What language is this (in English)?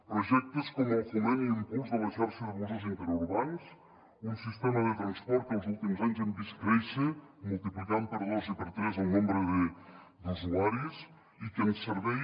Catalan